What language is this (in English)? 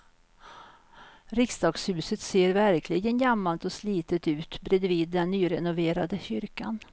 Swedish